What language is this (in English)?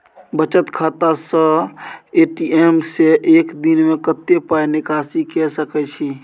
Maithili